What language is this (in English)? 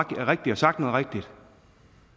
Danish